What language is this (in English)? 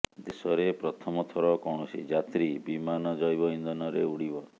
Odia